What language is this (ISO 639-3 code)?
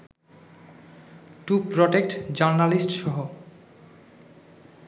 ben